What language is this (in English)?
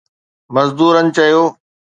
Sindhi